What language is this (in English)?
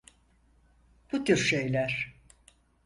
Turkish